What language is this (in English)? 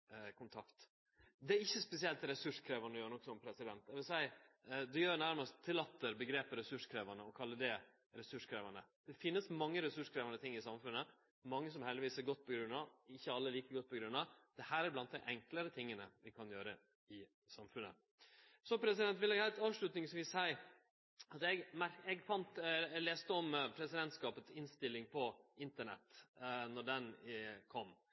Norwegian Nynorsk